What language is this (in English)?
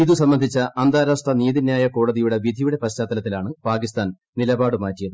Malayalam